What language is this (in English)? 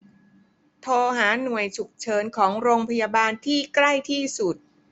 Thai